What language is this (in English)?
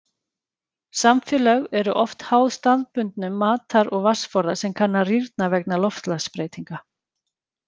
Icelandic